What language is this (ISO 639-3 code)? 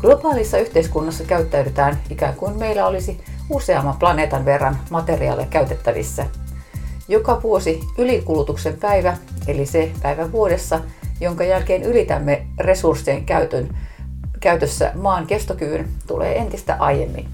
fin